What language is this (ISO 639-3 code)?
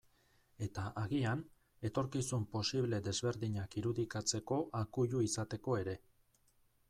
eus